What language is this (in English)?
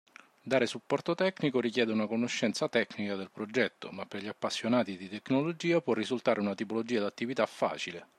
Italian